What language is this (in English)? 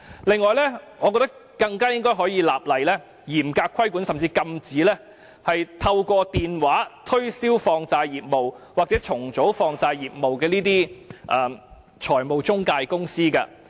Cantonese